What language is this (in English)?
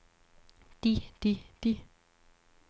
Danish